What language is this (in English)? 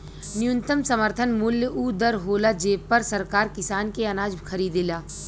Bhojpuri